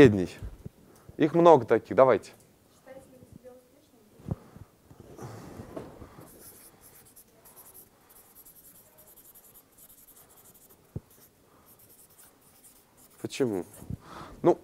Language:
Russian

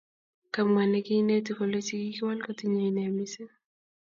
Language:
Kalenjin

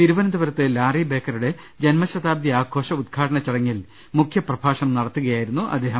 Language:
Malayalam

